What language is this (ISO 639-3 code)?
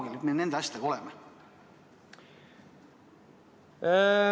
est